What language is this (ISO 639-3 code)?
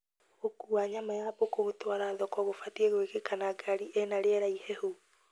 kik